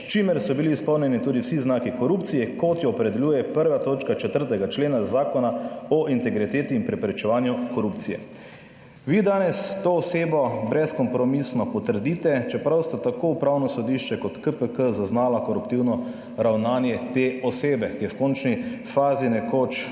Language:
Slovenian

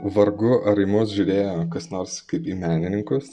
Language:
Lithuanian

